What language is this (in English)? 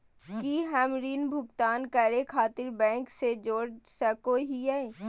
Magahi